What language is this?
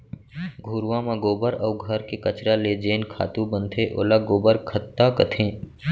Chhattisgarhi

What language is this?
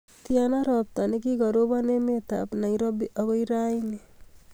Kalenjin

